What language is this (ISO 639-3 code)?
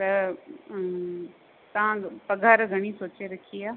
snd